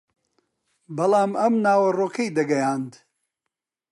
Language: Central Kurdish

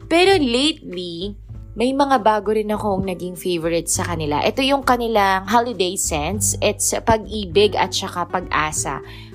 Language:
Filipino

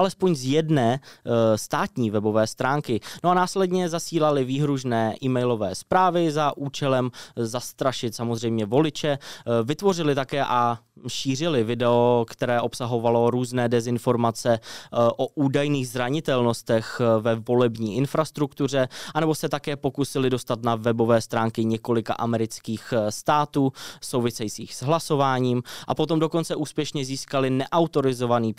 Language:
Czech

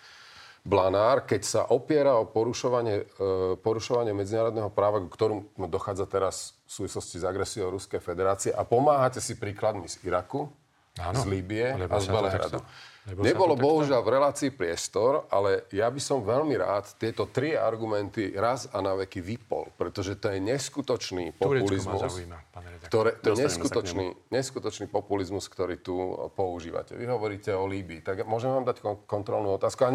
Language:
Slovak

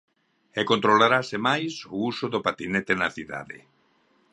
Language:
Galician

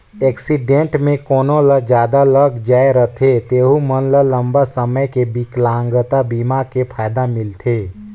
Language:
Chhattisgarhi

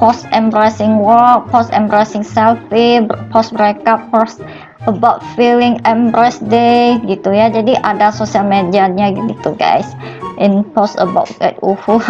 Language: Indonesian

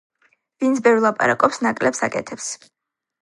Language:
Georgian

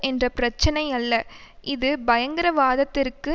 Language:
Tamil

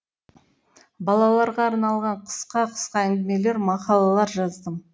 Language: Kazakh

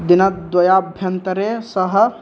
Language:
Sanskrit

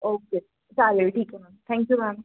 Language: Marathi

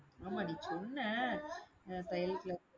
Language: Tamil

